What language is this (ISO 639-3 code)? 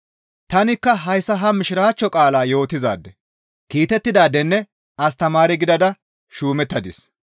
gmv